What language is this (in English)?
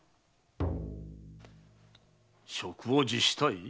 Japanese